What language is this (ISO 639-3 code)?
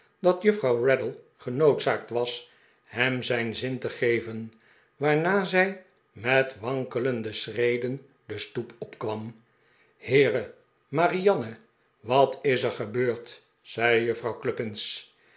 nld